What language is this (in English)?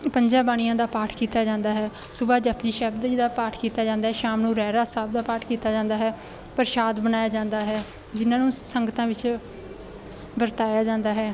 Punjabi